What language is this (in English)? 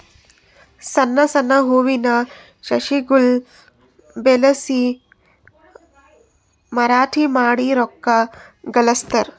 Kannada